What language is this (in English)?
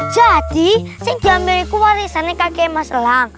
Indonesian